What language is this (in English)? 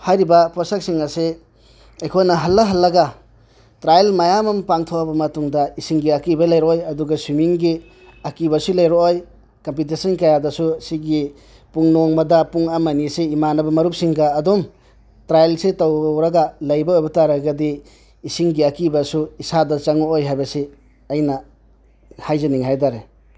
Manipuri